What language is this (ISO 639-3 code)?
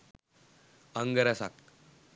sin